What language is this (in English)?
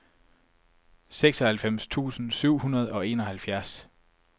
Danish